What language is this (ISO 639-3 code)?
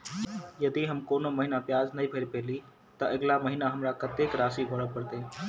mai